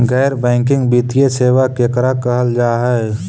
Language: Magahi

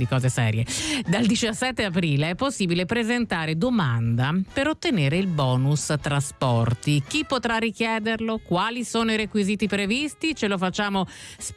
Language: Italian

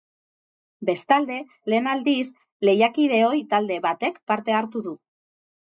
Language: Basque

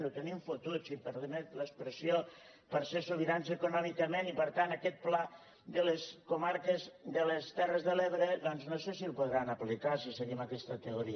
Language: Catalan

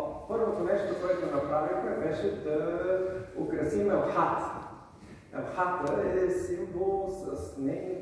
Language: Bulgarian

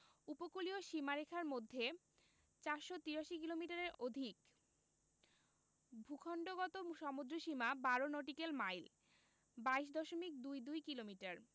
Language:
Bangla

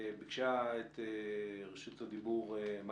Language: Hebrew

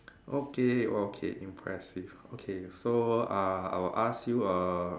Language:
English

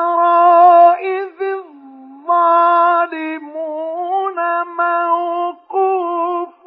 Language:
Arabic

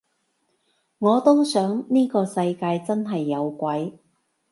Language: Cantonese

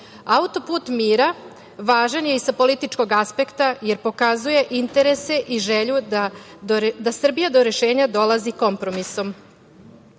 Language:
Serbian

